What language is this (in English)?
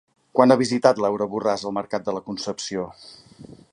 Catalan